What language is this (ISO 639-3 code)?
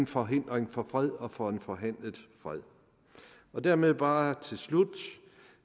dan